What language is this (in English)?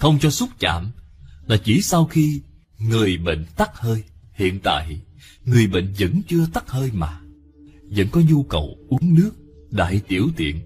Vietnamese